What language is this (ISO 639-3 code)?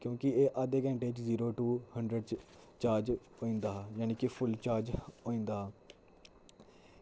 doi